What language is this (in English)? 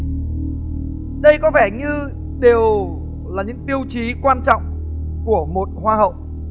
Vietnamese